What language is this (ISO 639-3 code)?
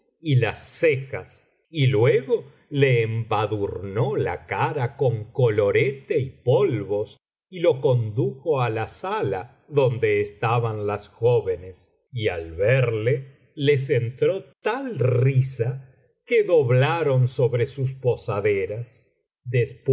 spa